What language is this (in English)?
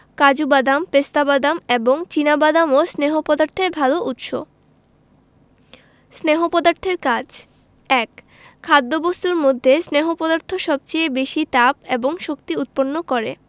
Bangla